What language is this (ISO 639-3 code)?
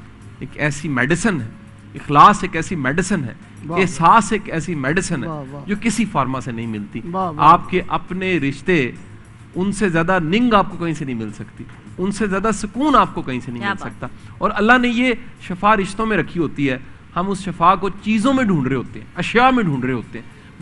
hin